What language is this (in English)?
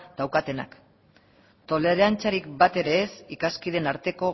Basque